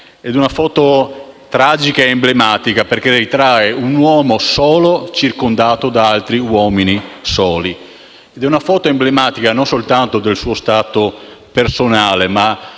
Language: Italian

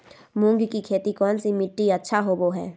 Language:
Magahi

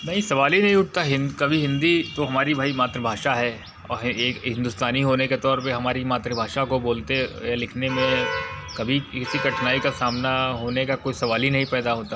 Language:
Hindi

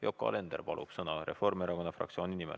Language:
Estonian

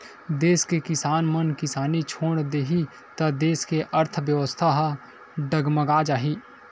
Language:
Chhattisgarhi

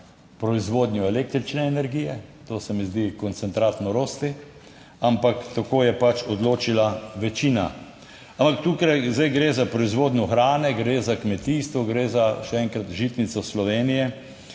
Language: Slovenian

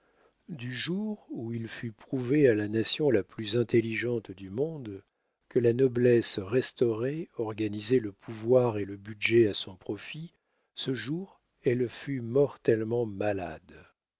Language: French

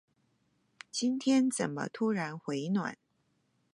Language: Chinese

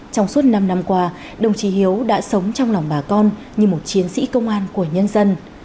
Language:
Vietnamese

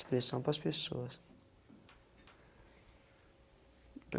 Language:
Portuguese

